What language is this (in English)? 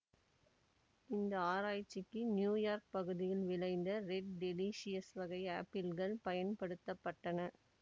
Tamil